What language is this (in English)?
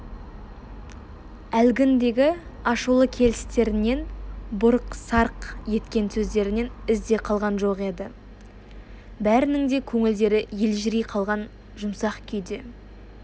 Kazakh